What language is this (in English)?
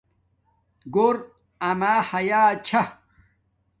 Domaaki